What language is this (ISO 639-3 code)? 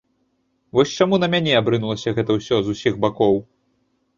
bel